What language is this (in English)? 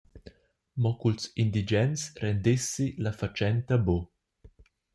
Romansh